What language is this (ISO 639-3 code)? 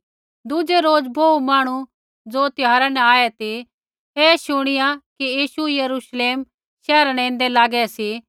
kfx